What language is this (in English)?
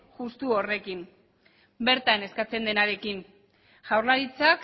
Basque